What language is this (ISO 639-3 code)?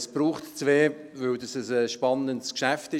gsw